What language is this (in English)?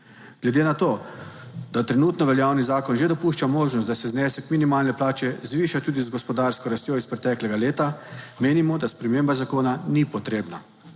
Slovenian